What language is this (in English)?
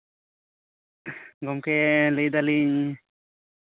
Santali